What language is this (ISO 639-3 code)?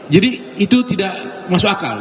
ind